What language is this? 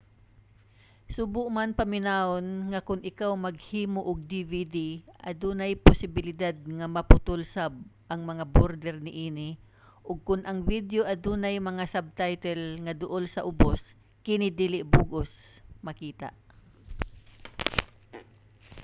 Cebuano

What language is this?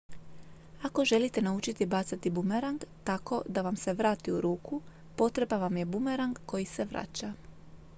Croatian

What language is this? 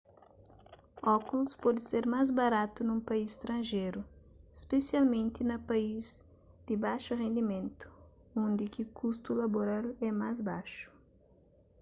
Kabuverdianu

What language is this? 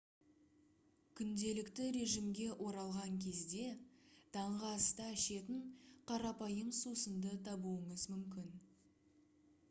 Kazakh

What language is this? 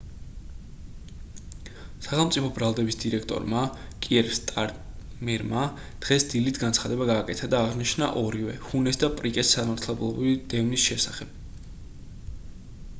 Georgian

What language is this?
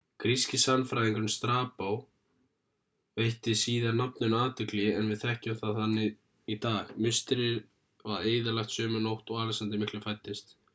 Icelandic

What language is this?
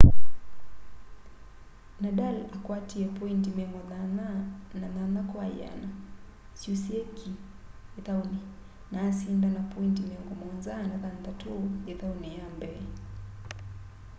Kamba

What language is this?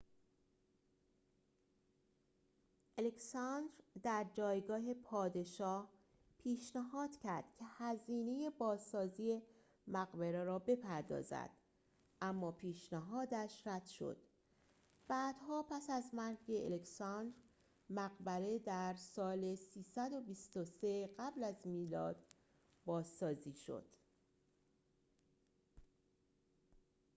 Persian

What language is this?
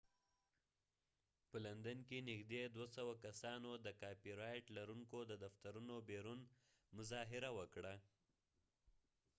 Pashto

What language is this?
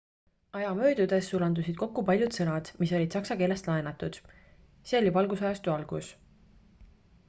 Estonian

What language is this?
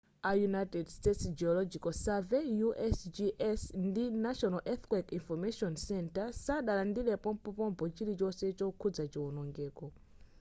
Nyanja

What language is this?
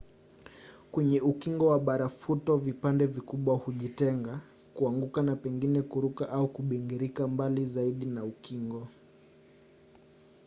Swahili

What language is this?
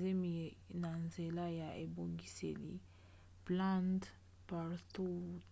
Lingala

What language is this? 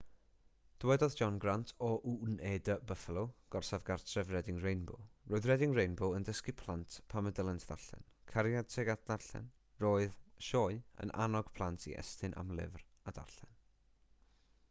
Welsh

